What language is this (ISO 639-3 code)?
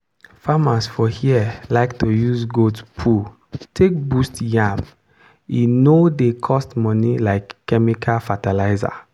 pcm